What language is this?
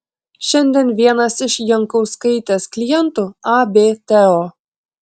Lithuanian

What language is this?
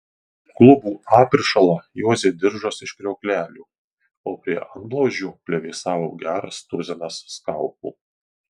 Lithuanian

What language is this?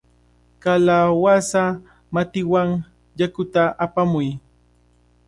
Cajatambo North Lima Quechua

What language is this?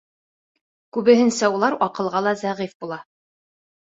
Bashkir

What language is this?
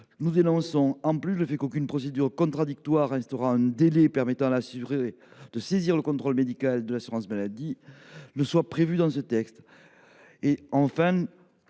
French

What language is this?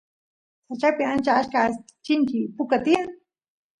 Santiago del Estero Quichua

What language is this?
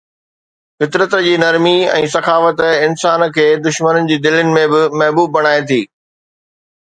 Sindhi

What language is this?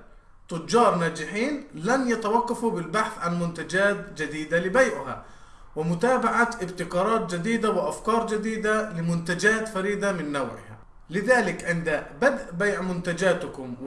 Arabic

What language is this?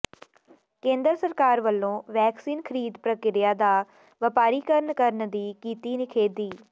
Punjabi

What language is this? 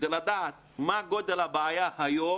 Hebrew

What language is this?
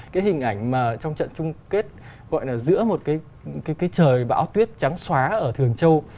Vietnamese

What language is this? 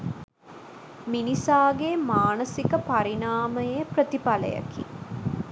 Sinhala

